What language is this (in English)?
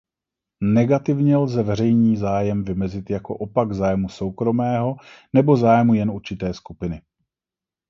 Czech